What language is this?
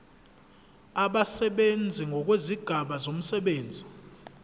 Zulu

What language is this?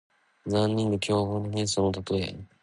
Japanese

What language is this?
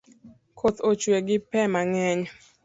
Luo (Kenya and Tanzania)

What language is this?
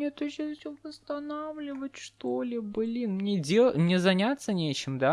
Russian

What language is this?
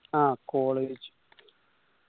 Malayalam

